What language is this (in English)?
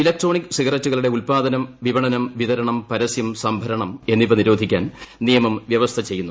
Malayalam